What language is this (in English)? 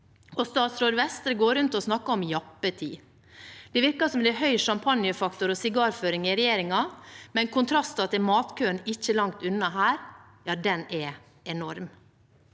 Norwegian